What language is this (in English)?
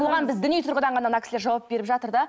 Kazakh